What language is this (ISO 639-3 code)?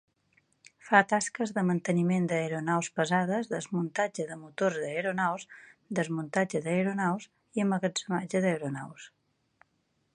cat